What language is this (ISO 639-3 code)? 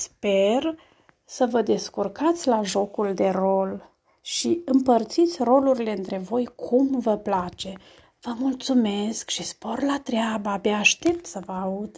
ron